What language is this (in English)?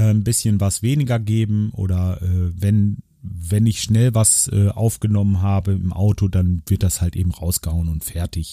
German